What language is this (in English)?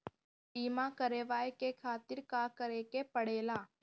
Bhojpuri